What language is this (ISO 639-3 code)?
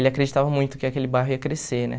por